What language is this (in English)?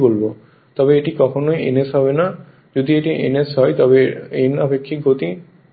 Bangla